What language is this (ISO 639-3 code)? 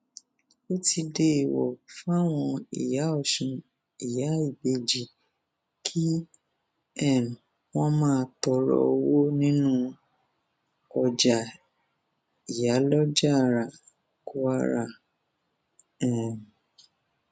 yor